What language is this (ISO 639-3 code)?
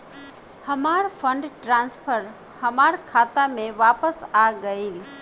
bho